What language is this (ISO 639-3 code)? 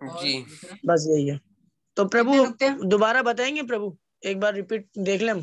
hin